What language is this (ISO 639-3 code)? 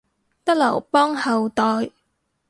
yue